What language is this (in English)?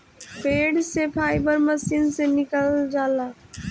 Bhojpuri